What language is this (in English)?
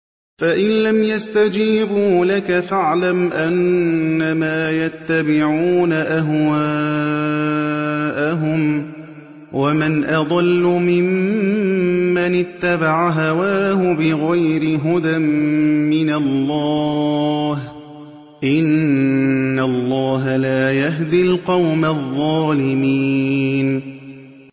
Arabic